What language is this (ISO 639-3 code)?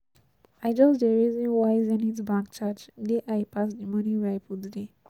pcm